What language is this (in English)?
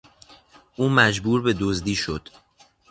Persian